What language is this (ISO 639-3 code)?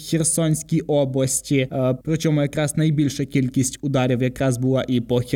ukr